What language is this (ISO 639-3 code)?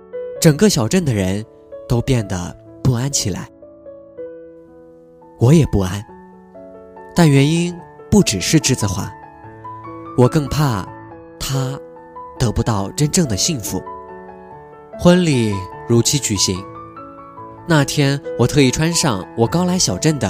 zho